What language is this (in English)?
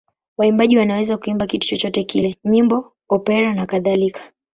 Swahili